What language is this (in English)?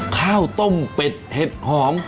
Thai